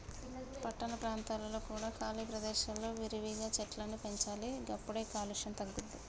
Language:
Telugu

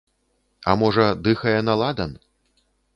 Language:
Belarusian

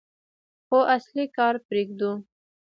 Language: Pashto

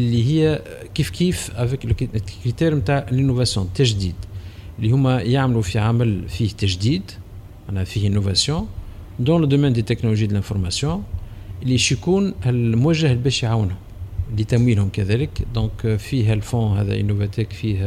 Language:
Arabic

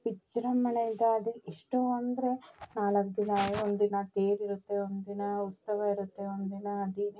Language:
Kannada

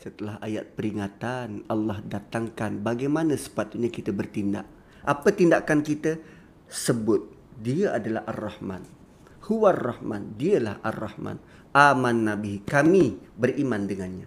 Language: Malay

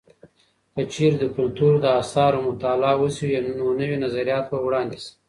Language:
Pashto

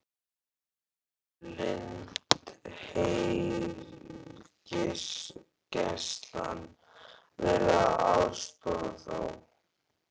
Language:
Icelandic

